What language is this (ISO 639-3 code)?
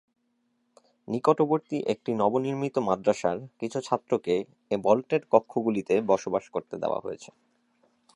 ben